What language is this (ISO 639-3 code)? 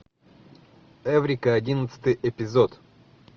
rus